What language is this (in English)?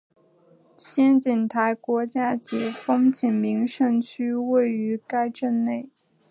Chinese